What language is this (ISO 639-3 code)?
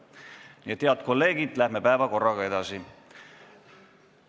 est